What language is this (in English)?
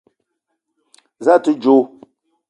Eton (Cameroon)